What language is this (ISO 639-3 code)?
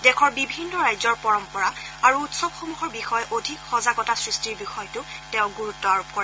asm